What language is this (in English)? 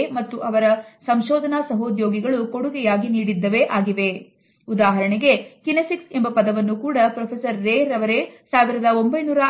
Kannada